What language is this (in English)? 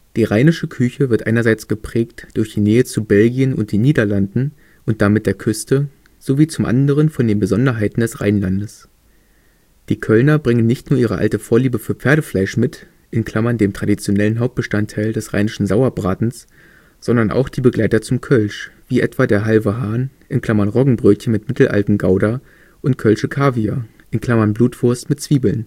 German